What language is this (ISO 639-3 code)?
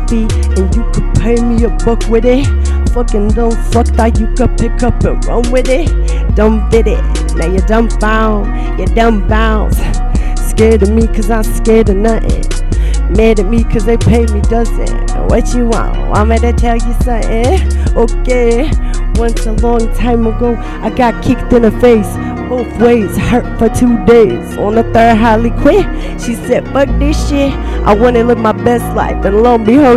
heb